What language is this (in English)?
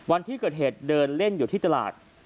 Thai